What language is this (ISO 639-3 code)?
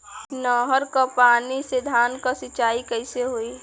bho